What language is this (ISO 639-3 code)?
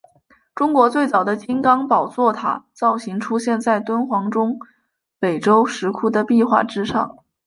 zho